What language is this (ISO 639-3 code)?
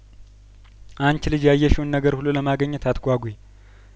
amh